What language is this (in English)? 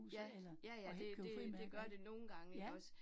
Danish